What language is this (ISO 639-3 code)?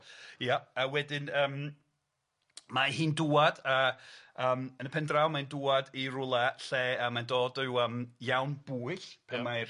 cym